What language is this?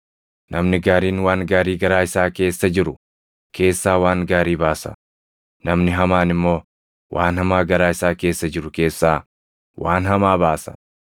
Oromo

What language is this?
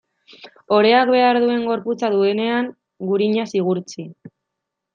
Basque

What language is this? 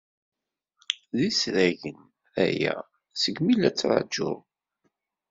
Kabyle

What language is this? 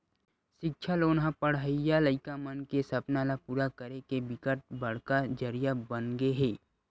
Chhattisgarhi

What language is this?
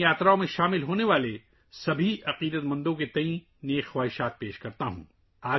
Urdu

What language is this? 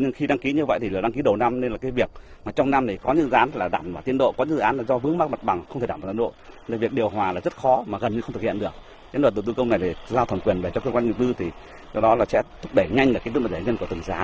Vietnamese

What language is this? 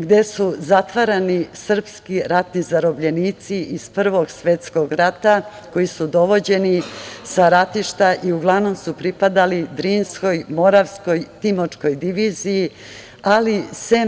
Serbian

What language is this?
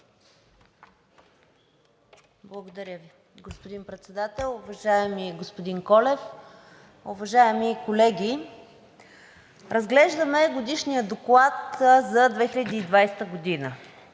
Bulgarian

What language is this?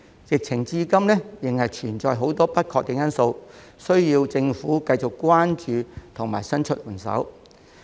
Cantonese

